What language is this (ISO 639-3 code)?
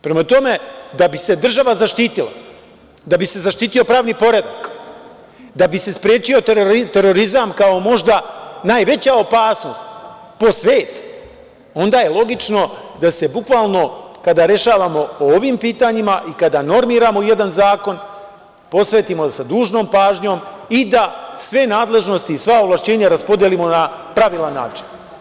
srp